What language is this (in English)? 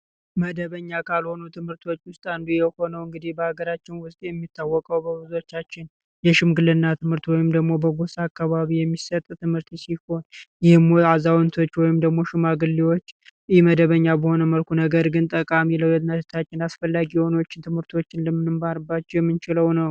Amharic